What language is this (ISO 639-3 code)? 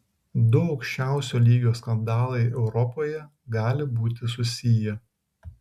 lit